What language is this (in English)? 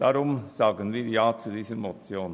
Swiss German